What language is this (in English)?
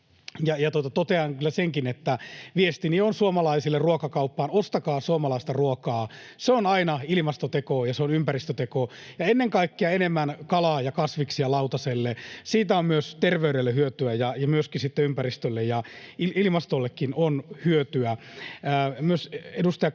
Finnish